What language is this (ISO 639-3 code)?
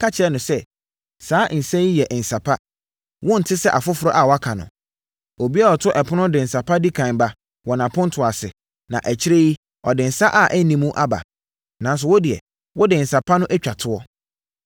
aka